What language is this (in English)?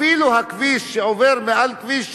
Hebrew